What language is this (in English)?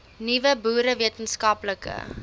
Afrikaans